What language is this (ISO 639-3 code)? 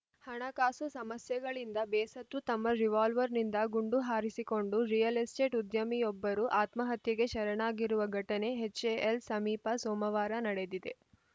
kan